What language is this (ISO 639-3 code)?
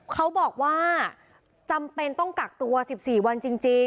tha